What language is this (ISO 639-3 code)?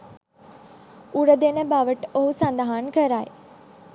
sin